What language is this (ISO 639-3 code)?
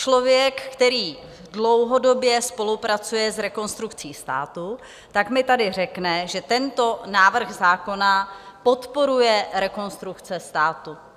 ces